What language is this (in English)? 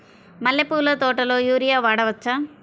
Telugu